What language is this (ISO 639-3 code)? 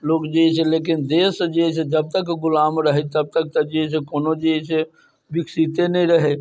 mai